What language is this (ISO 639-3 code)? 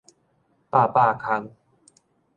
nan